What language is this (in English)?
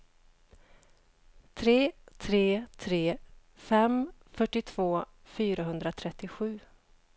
Swedish